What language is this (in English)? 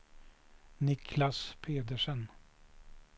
Swedish